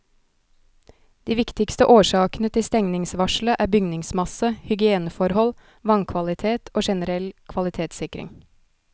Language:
Norwegian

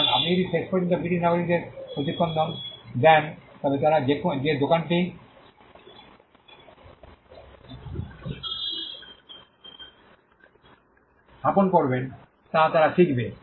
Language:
Bangla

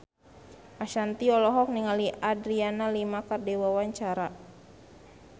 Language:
Sundanese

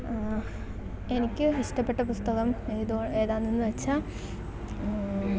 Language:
Malayalam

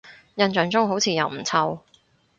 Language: Cantonese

